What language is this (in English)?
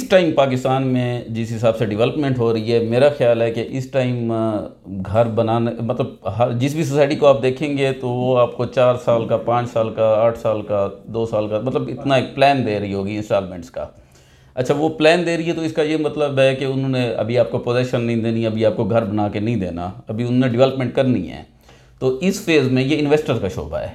Urdu